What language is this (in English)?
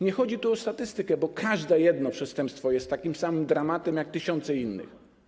Polish